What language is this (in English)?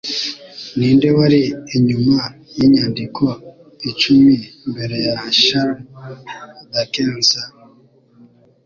Kinyarwanda